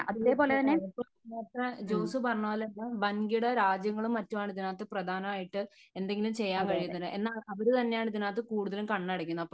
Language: Malayalam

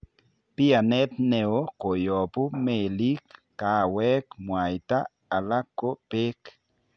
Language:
Kalenjin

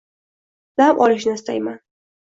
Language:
Uzbek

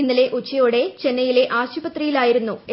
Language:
Malayalam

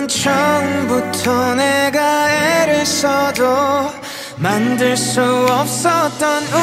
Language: Thai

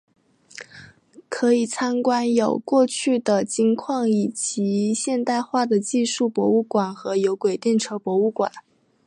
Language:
Chinese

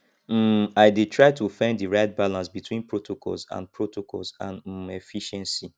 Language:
Nigerian Pidgin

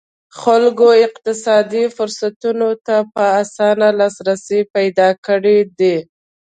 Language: Pashto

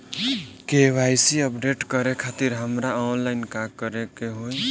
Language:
Bhojpuri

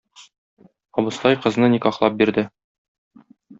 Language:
Tatar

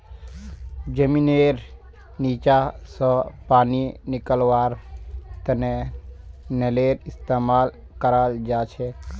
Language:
Magahi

